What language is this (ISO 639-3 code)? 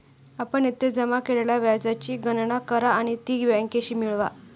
mar